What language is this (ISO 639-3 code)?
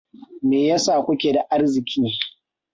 hau